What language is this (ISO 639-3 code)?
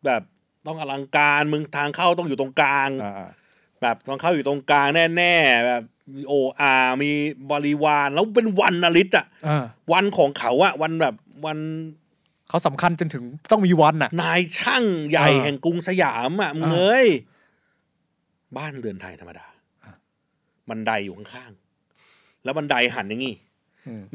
tha